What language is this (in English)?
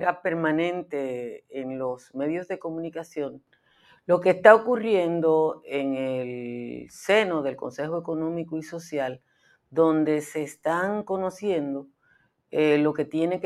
Spanish